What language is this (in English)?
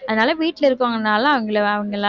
Tamil